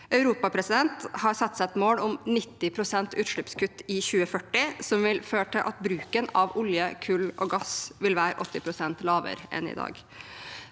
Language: Norwegian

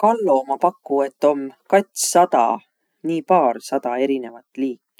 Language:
Võro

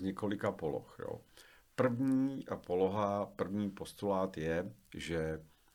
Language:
Czech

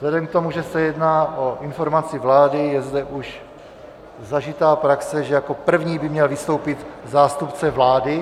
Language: Czech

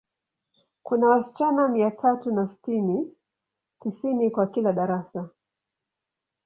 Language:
Swahili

